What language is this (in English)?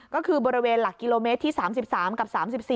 Thai